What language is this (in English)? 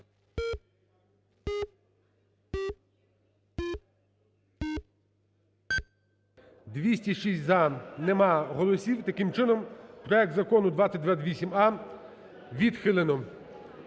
Ukrainian